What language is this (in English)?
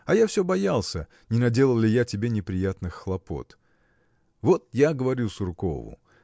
Russian